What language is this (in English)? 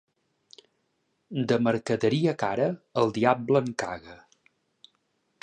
Catalan